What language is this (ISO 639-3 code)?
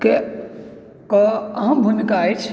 mai